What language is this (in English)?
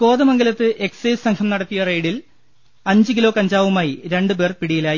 Malayalam